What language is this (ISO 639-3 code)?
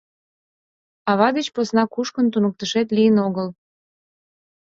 chm